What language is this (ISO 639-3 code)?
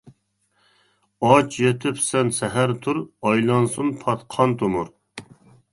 uig